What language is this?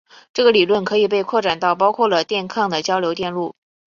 Chinese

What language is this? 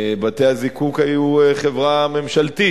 Hebrew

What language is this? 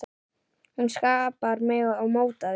Icelandic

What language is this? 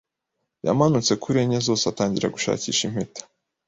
Kinyarwanda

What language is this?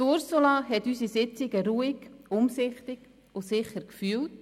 Swiss German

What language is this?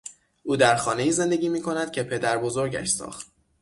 Persian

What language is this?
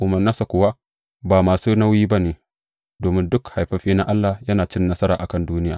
Hausa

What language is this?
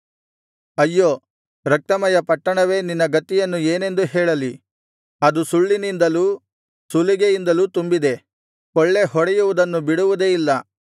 Kannada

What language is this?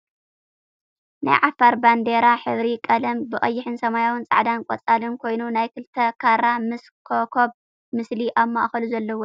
Tigrinya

